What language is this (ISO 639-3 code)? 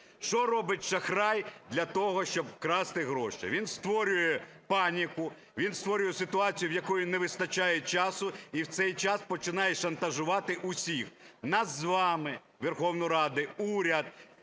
ukr